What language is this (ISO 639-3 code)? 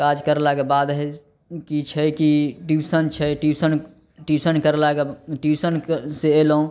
mai